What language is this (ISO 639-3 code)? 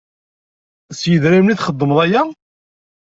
kab